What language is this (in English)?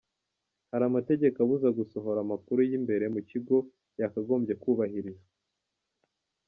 Kinyarwanda